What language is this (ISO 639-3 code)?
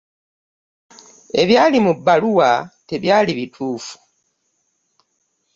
lug